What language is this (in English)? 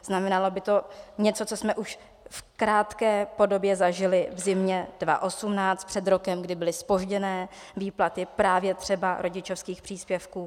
Czech